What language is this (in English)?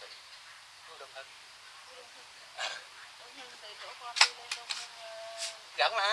Vietnamese